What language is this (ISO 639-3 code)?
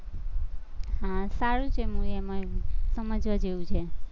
guj